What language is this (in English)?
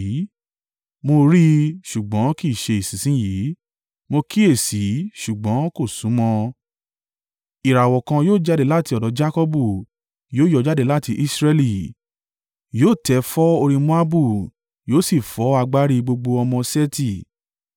Yoruba